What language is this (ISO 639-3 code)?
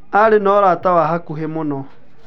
kik